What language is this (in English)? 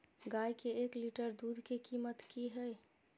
Maithili